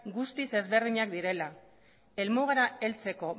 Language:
Basque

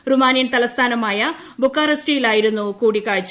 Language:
Malayalam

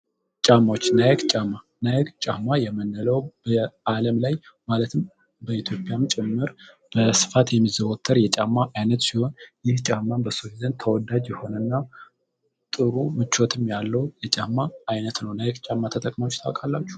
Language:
Amharic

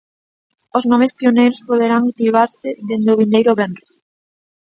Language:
Galician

